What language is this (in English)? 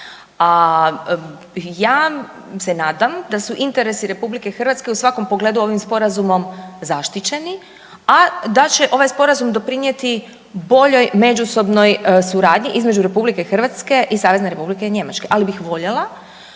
Croatian